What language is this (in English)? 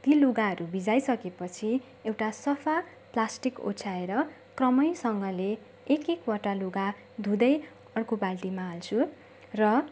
Nepali